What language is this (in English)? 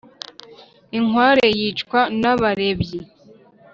Kinyarwanda